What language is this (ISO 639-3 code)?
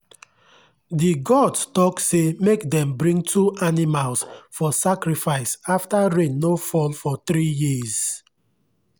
pcm